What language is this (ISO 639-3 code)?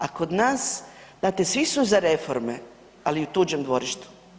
hrv